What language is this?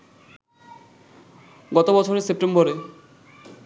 Bangla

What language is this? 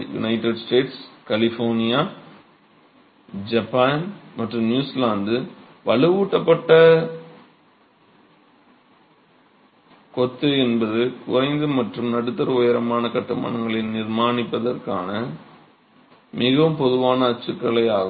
Tamil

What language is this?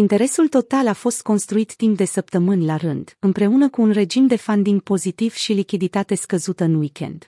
Romanian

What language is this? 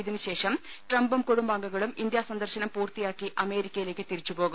Malayalam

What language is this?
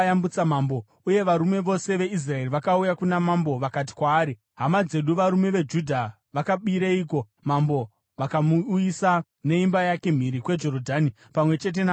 Shona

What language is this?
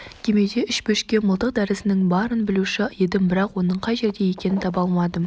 Kazakh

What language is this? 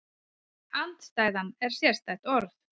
Icelandic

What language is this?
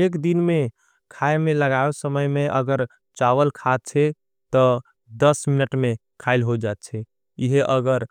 Angika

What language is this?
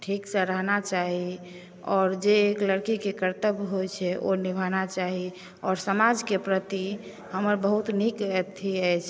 Maithili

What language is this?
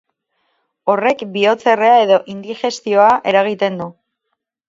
Basque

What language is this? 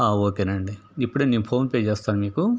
Telugu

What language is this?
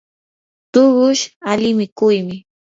Yanahuanca Pasco Quechua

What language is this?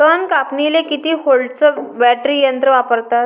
Marathi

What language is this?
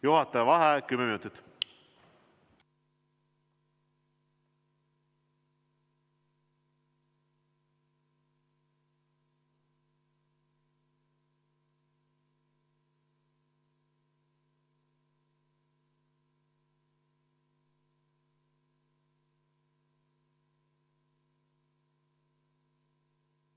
Estonian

